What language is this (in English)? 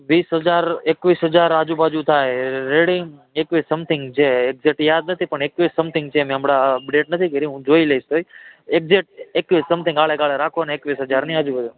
Gujarati